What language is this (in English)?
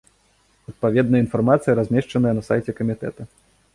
Belarusian